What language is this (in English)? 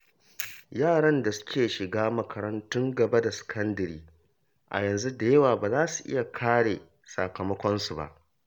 Hausa